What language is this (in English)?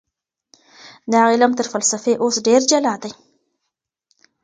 Pashto